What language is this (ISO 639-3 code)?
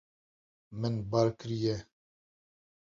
kur